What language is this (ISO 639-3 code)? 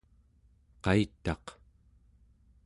esu